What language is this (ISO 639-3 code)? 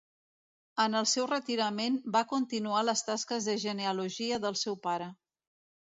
cat